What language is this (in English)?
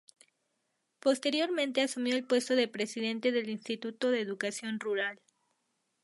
Spanish